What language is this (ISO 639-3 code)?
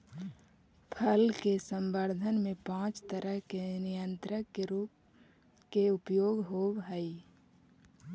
mag